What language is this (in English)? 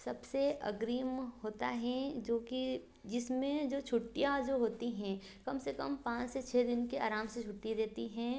Hindi